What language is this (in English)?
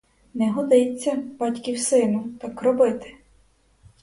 Ukrainian